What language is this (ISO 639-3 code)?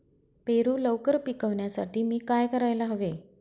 mar